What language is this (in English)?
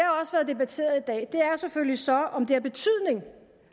Danish